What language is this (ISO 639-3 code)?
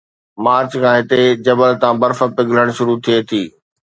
snd